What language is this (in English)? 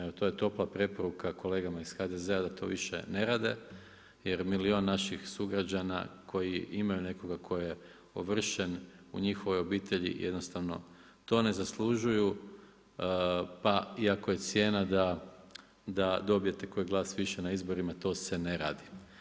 Croatian